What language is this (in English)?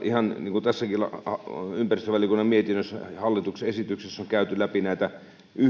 Finnish